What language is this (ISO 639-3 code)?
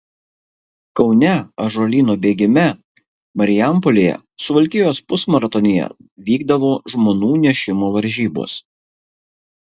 lit